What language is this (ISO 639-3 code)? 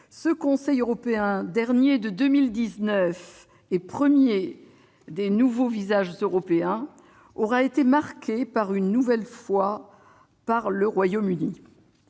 fra